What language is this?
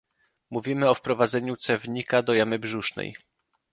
Polish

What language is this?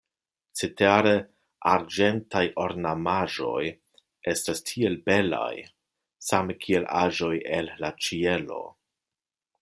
Esperanto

